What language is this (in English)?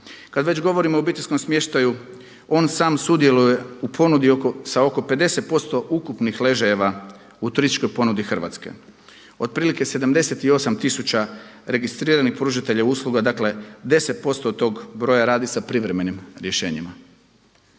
Croatian